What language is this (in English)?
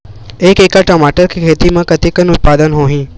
Chhattisgarhi